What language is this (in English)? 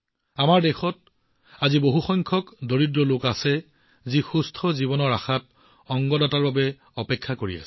Assamese